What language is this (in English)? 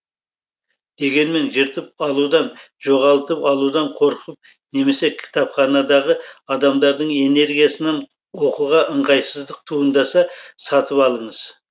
Kazakh